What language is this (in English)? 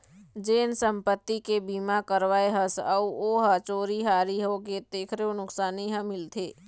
Chhattisgarhi